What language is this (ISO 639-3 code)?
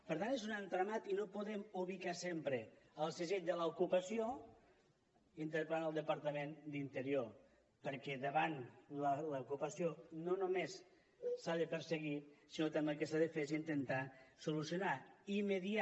cat